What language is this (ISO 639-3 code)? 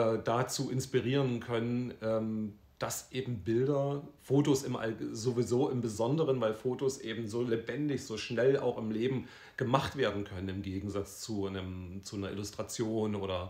deu